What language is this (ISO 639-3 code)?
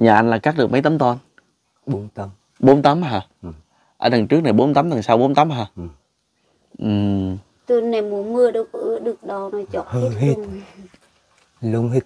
vie